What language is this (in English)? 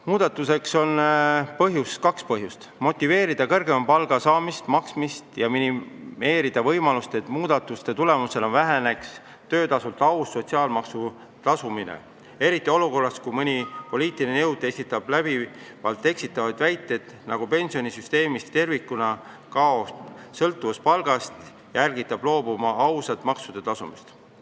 Estonian